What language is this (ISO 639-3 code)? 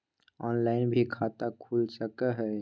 mag